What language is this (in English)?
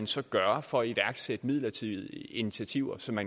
Danish